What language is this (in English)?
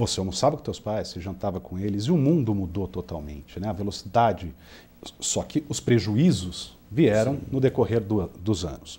Portuguese